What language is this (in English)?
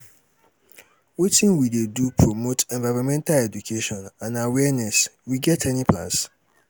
Nigerian Pidgin